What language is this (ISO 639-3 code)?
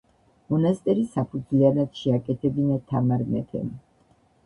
kat